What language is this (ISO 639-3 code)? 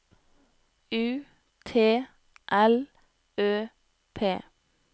nor